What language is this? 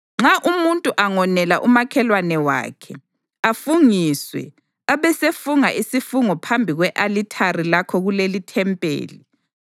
North Ndebele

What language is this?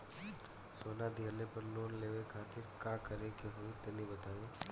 Bhojpuri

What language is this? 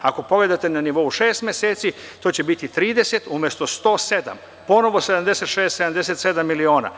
Serbian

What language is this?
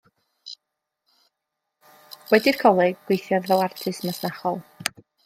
Welsh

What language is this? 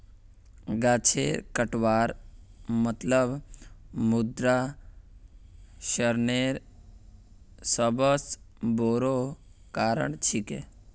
Magahi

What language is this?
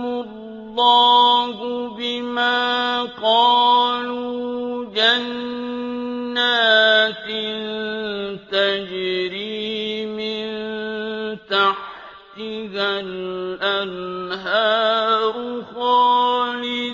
Arabic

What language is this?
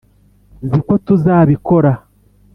Kinyarwanda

